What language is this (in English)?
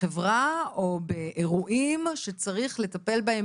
Hebrew